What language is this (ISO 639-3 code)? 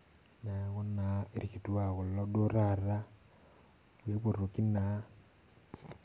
mas